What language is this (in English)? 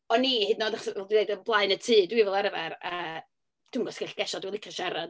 Welsh